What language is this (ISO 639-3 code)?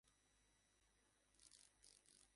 ben